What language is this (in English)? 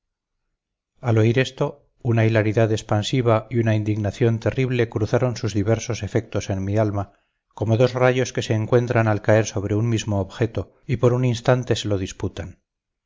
Spanish